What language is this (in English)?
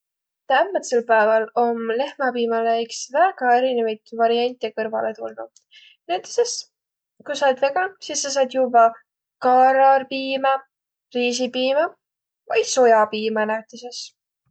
Võro